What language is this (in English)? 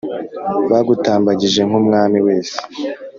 Kinyarwanda